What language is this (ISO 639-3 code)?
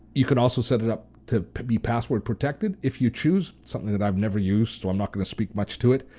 eng